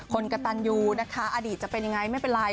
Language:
Thai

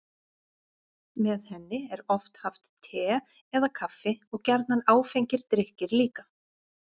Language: Icelandic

